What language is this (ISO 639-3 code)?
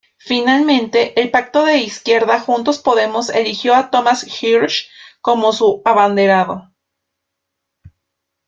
spa